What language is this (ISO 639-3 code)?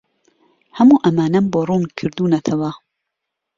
ckb